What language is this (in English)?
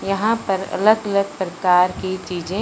Hindi